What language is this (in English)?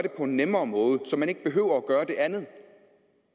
Danish